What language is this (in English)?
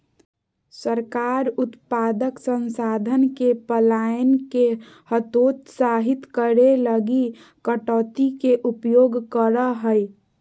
Magahi